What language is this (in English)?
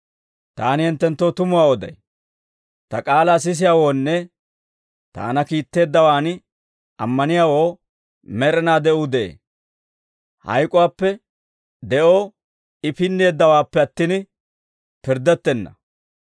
Dawro